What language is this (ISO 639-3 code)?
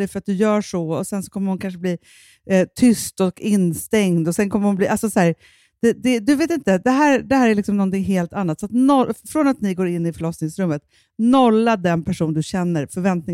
swe